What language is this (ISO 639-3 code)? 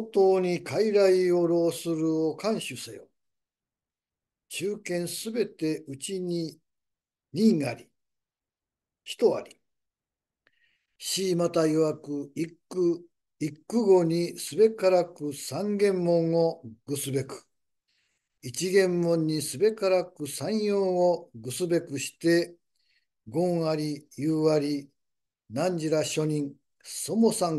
jpn